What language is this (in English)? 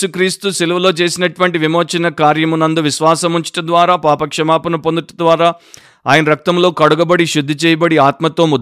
Telugu